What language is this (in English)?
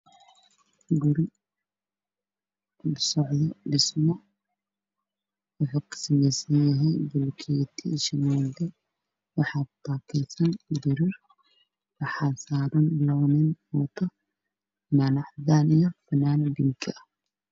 Somali